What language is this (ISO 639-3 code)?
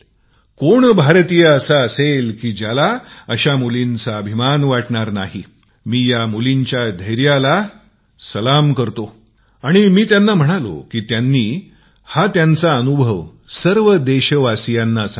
mar